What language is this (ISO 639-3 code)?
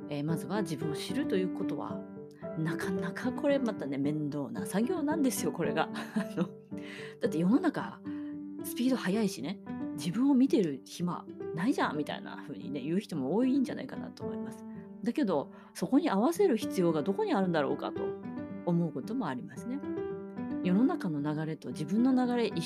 jpn